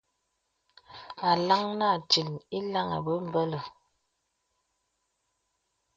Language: Bebele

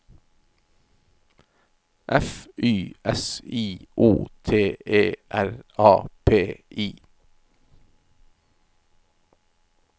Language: Norwegian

